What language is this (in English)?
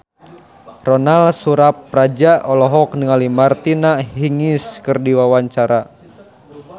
Sundanese